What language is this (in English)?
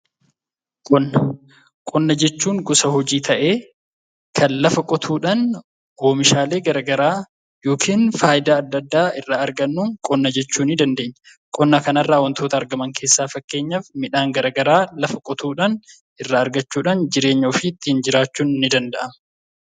Oromo